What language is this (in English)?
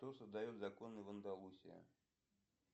Russian